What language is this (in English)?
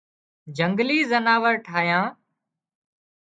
Wadiyara Koli